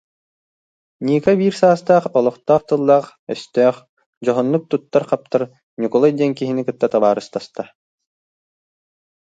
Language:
Yakut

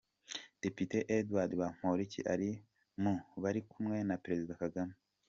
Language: Kinyarwanda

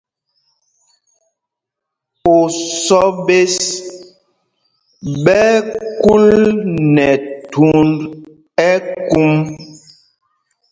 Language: Mpumpong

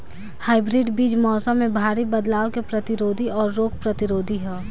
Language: Bhojpuri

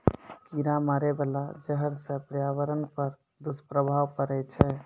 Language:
Maithili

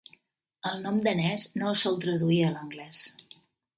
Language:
Catalan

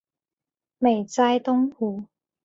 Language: Chinese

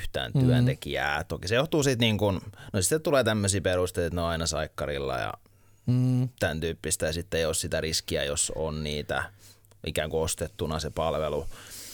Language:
Finnish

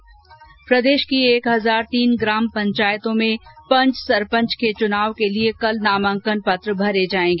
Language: Hindi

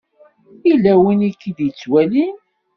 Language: Kabyle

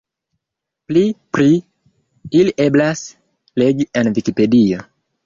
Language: Esperanto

